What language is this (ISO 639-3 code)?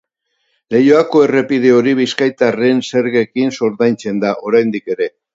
eus